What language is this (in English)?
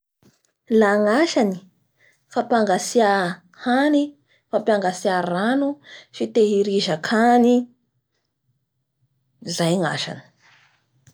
Bara Malagasy